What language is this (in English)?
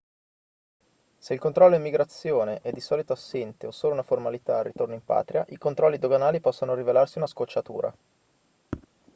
Italian